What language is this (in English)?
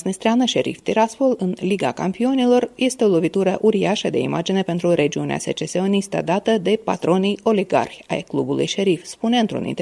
Romanian